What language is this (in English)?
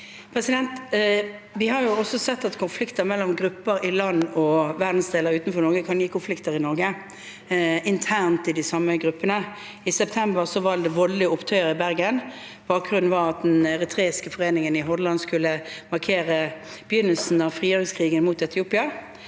Norwegian